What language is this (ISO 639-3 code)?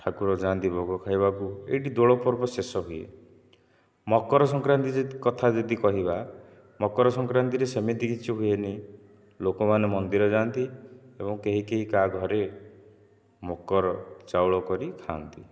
ori